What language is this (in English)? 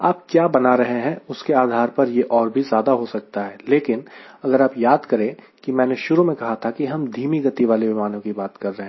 Hindi